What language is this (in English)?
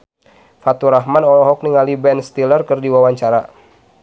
Sundanese